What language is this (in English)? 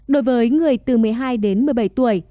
Vietnamese